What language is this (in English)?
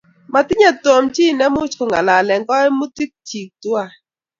Kalenjin